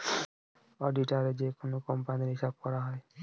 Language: Bangla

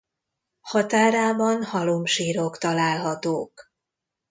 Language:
Hungarian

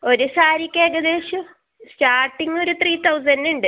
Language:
Malayalam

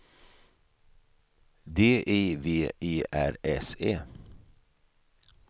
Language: Swedish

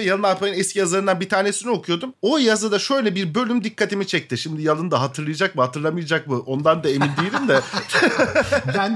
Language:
Turkish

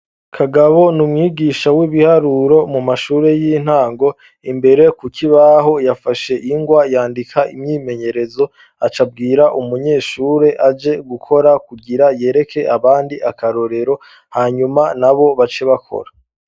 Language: Rundi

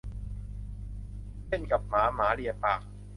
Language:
Thai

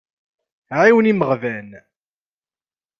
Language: Kabyle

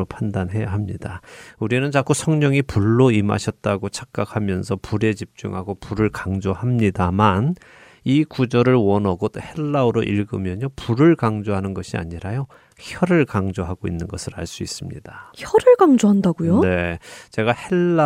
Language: Korean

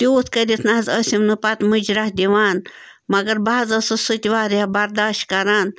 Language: Kashmiri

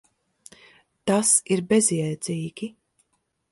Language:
Latvian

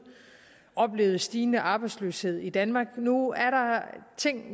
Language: Danish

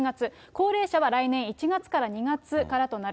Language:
Japanese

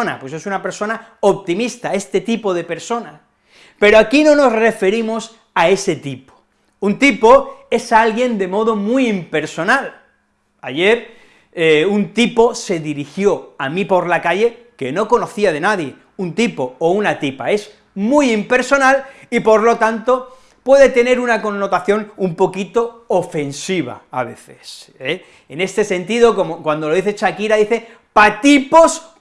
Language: Spanish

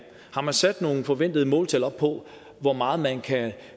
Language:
Danish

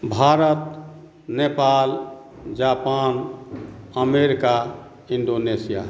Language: Maithili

